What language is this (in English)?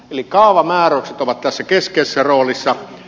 Finnish